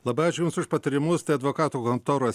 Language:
Lithuanian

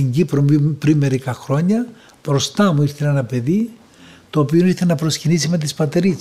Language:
Greek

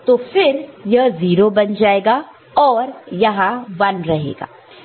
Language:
Hindi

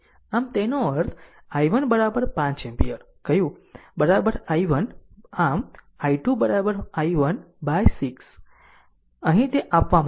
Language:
Gujarati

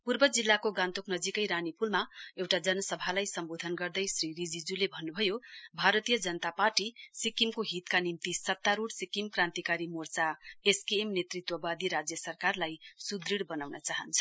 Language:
Nepali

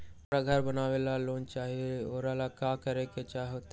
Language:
Magahi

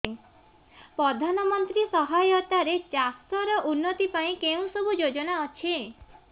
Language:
Odia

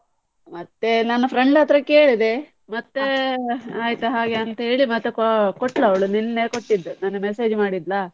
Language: Kannada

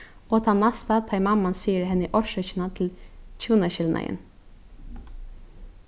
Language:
Faroese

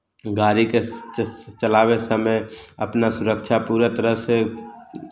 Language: Maithili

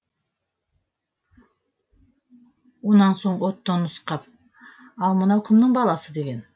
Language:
Kazakh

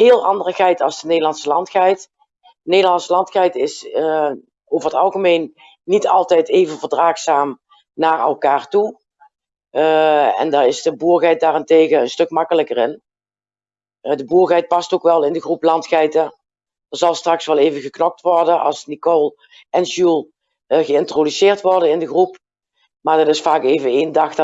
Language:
Dutch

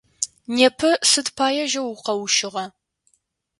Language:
Adyghe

